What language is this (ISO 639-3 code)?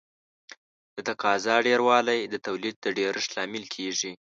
pus